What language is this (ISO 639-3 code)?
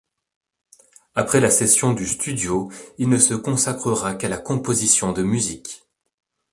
fra